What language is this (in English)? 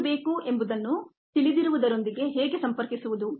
Kannada